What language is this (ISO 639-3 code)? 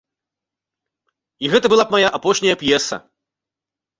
bel